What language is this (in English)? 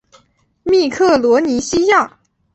Chinese